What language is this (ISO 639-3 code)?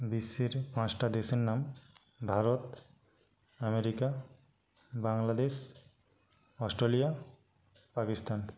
ben